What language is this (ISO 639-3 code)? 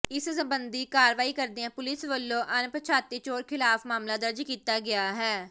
pan